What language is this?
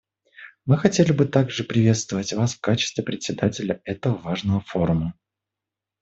Russian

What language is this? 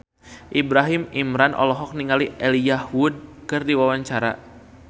Sundanese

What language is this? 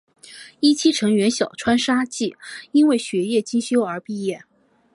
Chinese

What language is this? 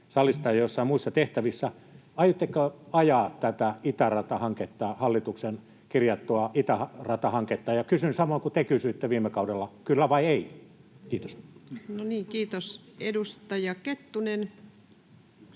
Finnish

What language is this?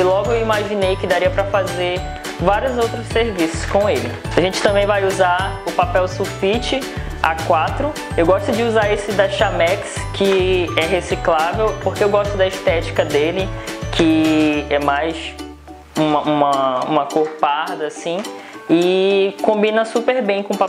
Portuguese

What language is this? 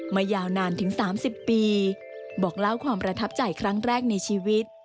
Thai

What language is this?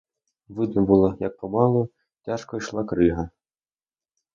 Ukrainian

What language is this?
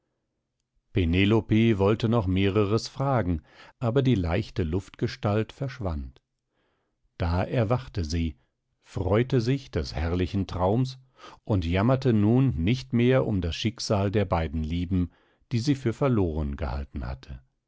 German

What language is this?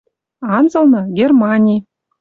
Western Mari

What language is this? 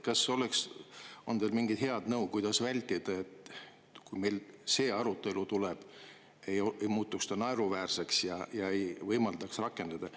Estonian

